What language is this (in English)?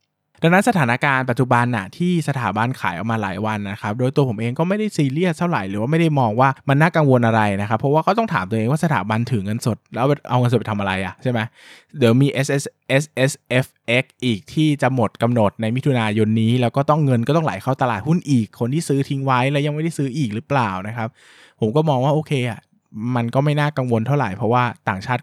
Thai